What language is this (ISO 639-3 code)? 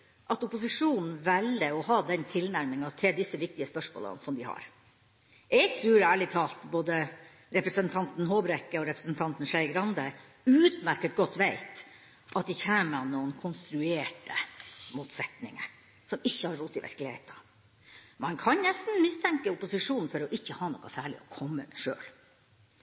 nob